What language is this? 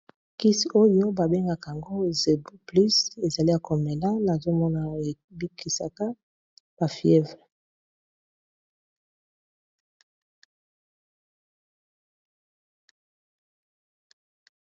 Lingala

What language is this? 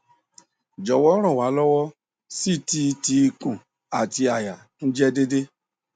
Yoruba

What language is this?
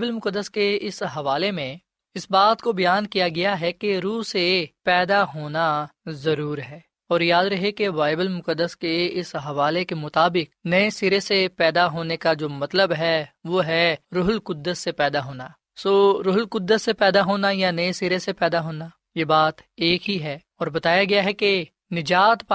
Urdu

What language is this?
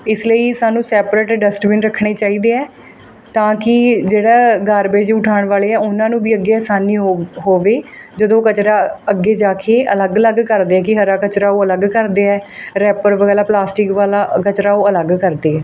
Punjabi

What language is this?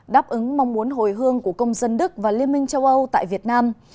Vietnamese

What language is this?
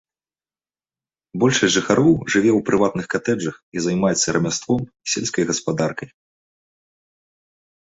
Belarusian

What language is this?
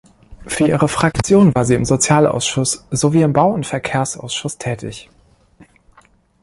German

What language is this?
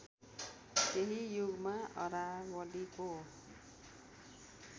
Nepali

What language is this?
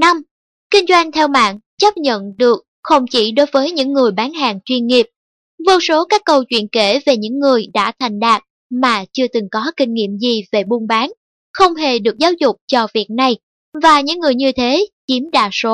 Vietnamese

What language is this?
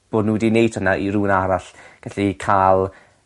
Welsh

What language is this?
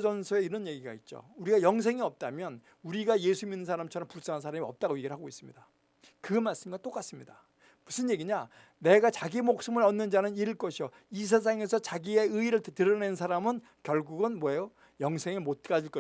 Korean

